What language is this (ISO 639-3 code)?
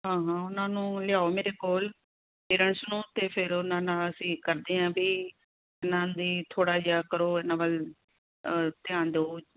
pan